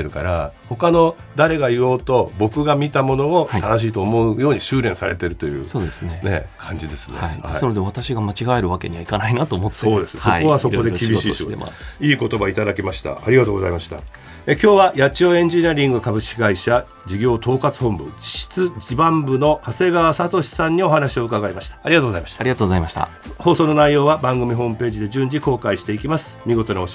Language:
Japanese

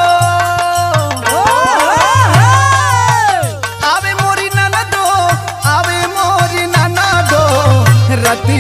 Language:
Arabic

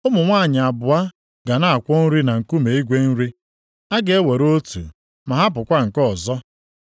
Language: Igbo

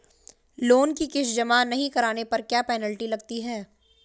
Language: Hindi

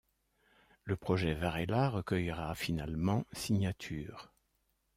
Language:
French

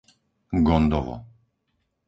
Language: Slovak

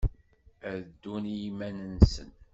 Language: Kabyle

